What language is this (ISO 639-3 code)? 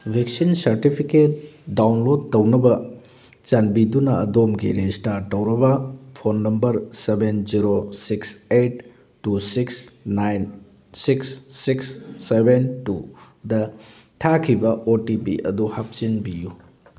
mni